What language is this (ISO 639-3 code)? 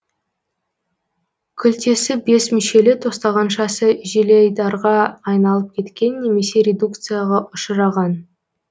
kaz